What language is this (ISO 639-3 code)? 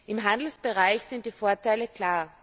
deu